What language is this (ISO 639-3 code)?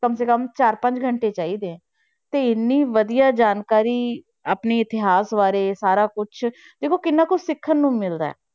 pan